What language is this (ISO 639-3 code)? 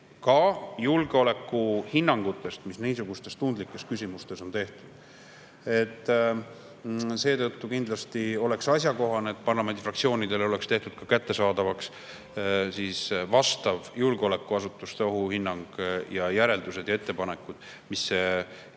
est